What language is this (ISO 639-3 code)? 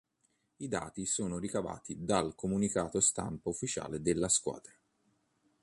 ita